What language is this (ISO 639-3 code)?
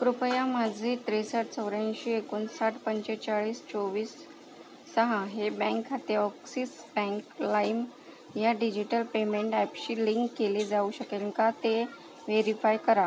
mar